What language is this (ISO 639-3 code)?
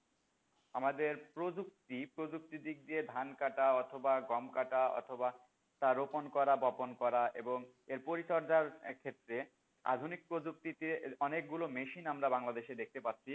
ben